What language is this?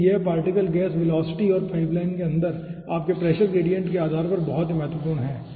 Hindi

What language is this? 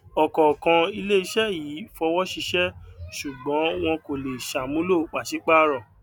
Yoruba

